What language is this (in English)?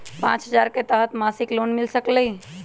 Magahi